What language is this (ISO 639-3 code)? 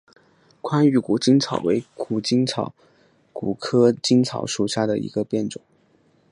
zho